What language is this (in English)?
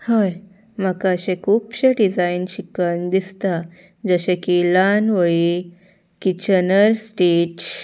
Konkani